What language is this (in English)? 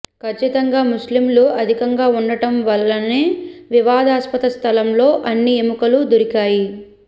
Telugu